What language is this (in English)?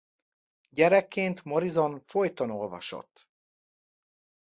Hungarian